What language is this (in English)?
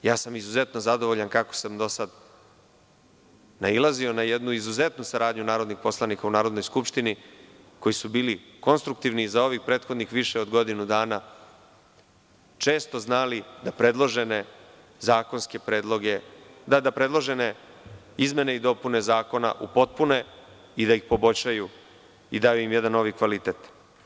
Serbian